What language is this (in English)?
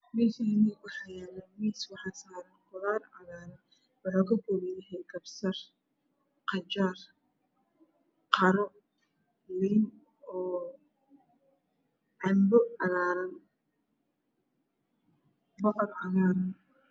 Somali